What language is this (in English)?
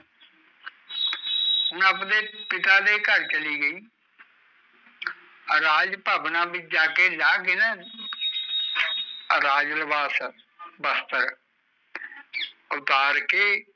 Punjabi